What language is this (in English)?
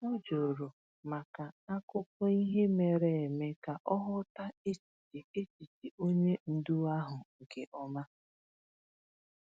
Igbo